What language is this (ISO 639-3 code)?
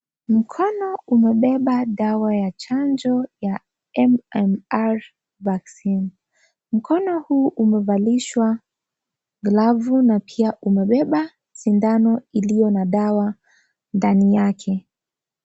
swa